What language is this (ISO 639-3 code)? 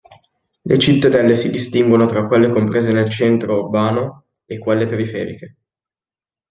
ita